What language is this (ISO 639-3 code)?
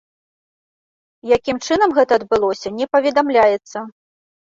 bel